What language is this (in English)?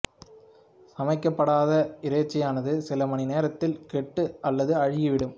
Tamil